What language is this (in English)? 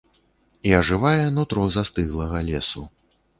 Belarusian